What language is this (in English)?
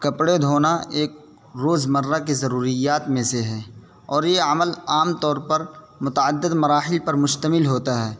Urdu